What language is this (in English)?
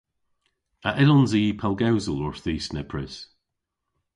Cornish